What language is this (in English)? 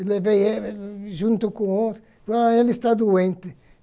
Portuguese